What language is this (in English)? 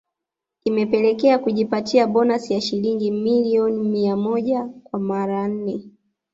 Swahili